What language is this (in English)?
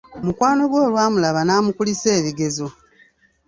Ganda